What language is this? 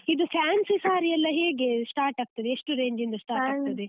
Kannada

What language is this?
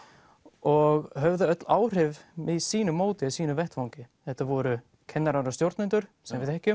Icelandic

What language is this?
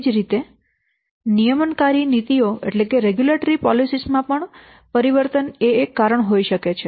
Gujarati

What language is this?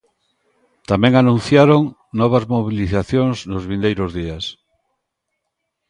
Galician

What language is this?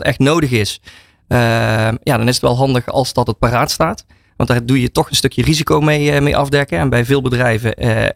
Dutch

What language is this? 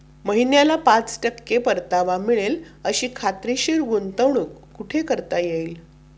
Marathi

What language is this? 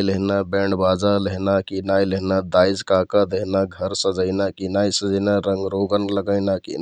Kathoriya Tharu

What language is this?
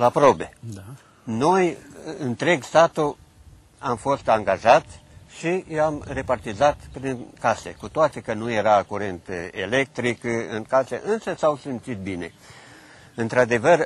Romanian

